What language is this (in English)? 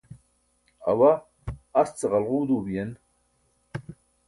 Burushaski